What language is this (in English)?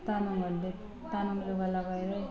Nepali